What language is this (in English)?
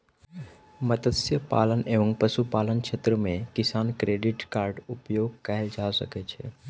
Maithili